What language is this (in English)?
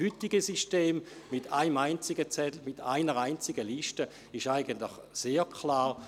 Swiss German